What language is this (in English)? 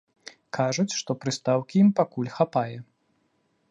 Belarusian